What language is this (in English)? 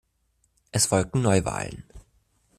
German